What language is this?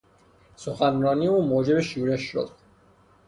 Persian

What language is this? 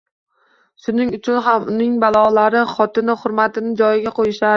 Uzbek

